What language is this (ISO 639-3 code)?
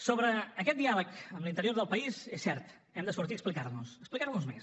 cat